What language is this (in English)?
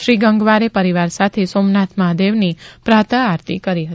Gujarati